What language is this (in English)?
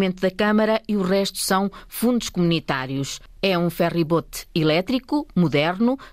Portuguese